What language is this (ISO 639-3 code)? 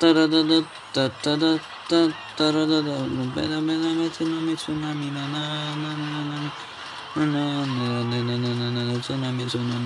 ita